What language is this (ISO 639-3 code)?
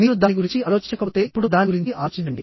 tel